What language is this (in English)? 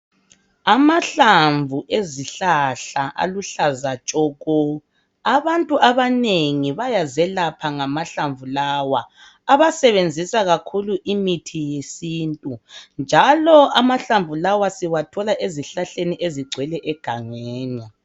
North Ndebele